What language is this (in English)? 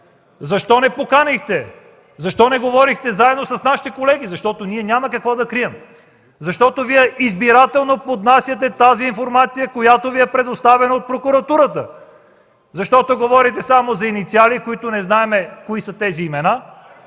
Bulgarian